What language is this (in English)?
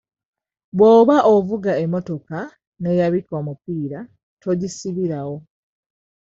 Ganda